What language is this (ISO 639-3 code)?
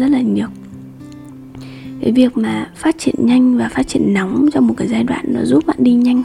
vie